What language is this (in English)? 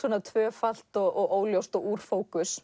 Icelandic